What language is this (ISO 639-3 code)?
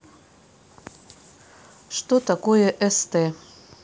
rus